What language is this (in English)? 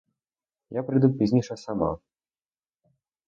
Ukrainian